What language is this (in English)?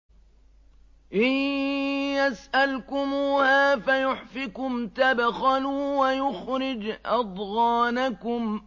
Arabic